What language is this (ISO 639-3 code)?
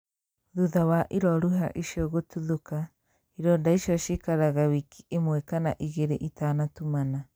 kik